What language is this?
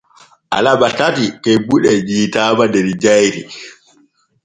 Borgu Fulfulde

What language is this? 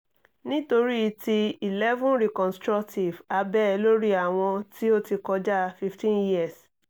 Yoruba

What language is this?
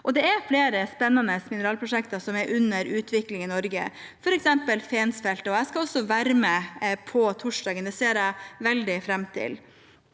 Norwegian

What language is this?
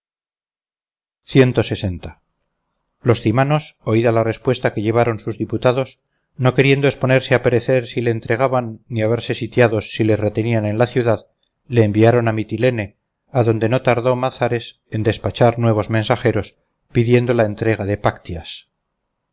Spanish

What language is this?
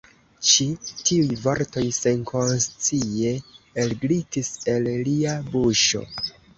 Esperanto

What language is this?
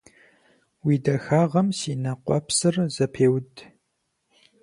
Kabardian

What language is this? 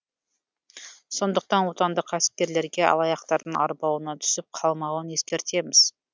Kazakh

